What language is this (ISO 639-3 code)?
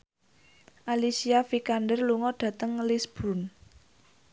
jav